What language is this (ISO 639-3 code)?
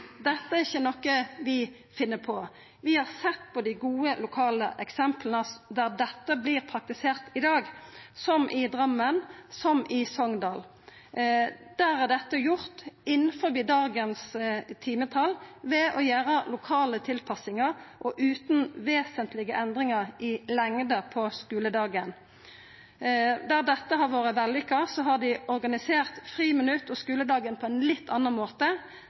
nno